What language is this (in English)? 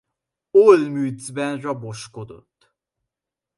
Hungarian